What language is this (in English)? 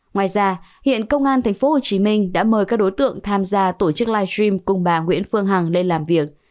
Vietnamese